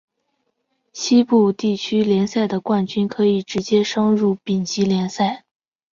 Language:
Chinese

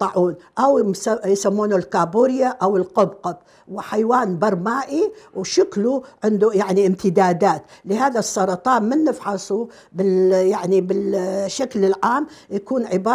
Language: Arabic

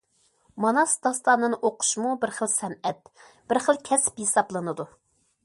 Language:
Uyghur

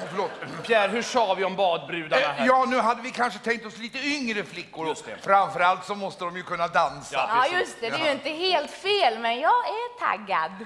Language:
Swedish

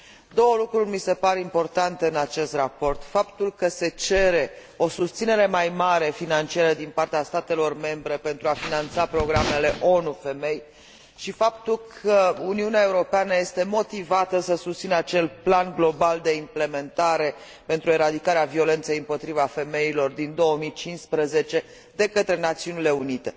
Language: Romanian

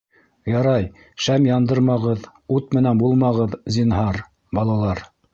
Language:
Bashkir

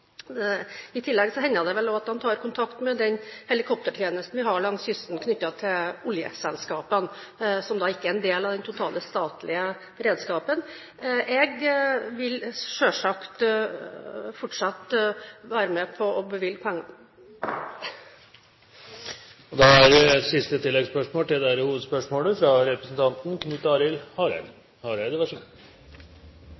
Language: Norwegian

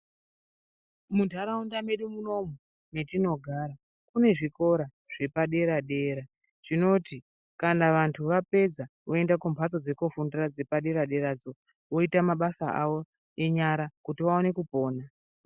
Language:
Ndau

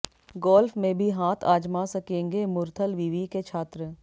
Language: Hindi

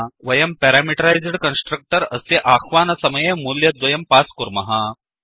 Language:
Sanskrit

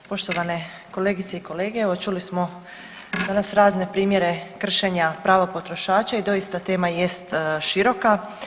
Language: Croatian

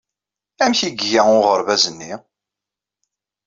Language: Kabyle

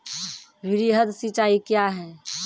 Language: Maithili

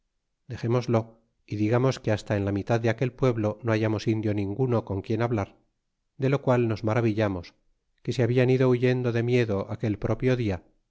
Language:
Spanish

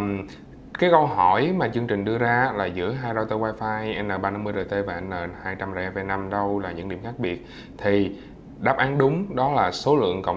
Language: Vietnamese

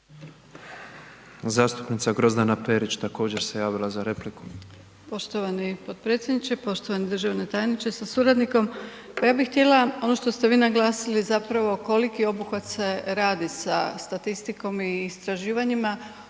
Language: Croatian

